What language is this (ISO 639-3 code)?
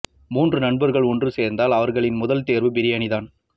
tam